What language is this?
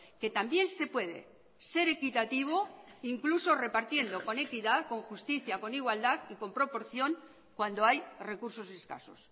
Spanish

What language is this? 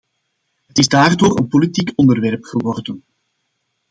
Dutch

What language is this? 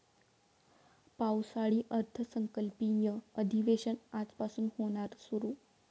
Marathi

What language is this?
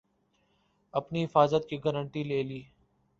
Urdu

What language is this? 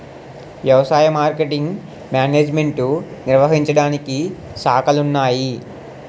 Telugu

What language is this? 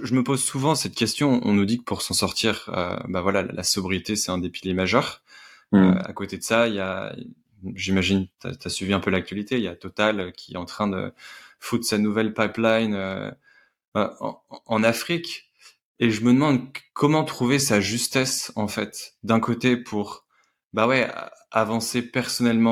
French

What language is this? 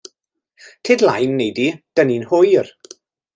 Welsh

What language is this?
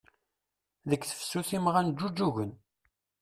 Kabyle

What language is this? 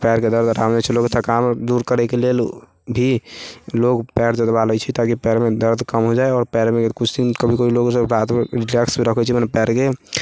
Maithili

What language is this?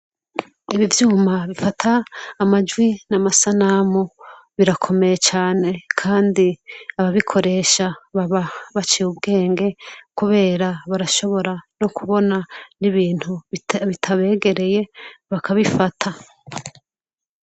Rundi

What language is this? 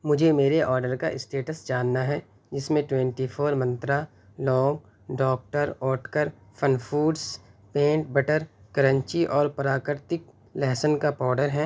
Urdu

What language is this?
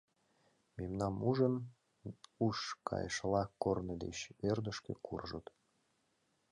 Mari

